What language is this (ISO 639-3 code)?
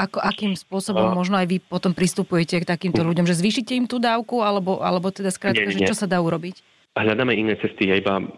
slk